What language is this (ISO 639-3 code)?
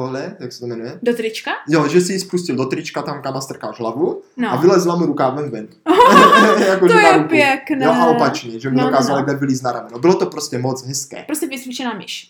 ces